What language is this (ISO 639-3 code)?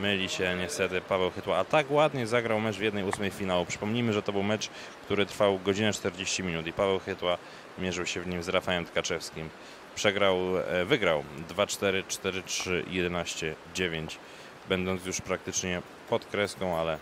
pol